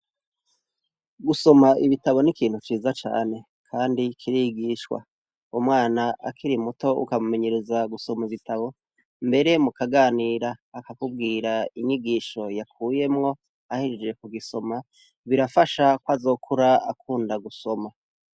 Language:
Rundi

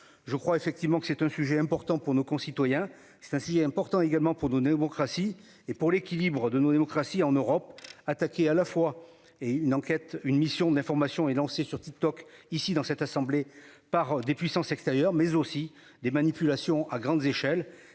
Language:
French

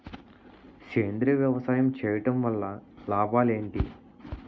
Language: Telugu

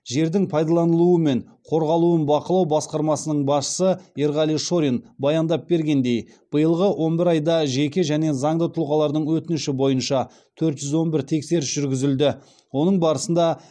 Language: Kazakh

